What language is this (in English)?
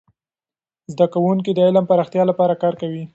Pashto